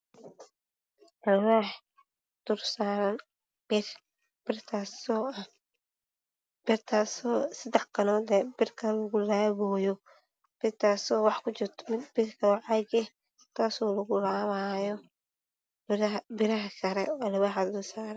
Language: Somali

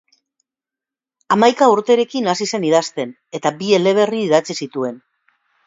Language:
Basque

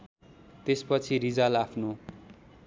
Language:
Nepali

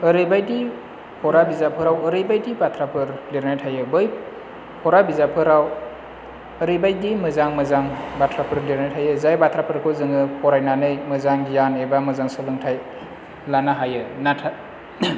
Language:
Bodo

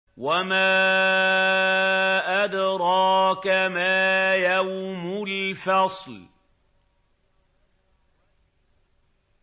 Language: Arabic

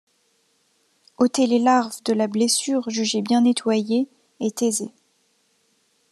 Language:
French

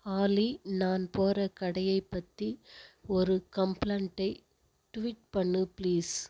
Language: Tamil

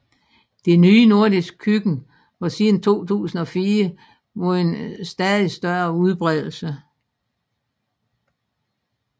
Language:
Danish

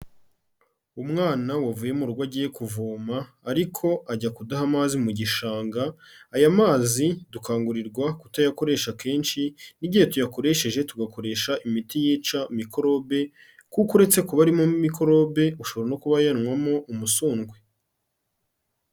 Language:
Kinyarwanda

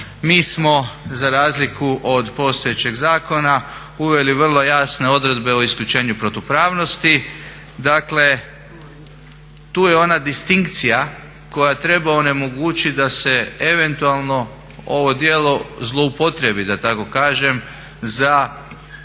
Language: Croatian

